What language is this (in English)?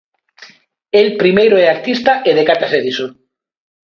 Galician